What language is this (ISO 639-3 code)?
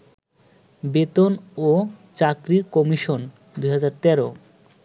ben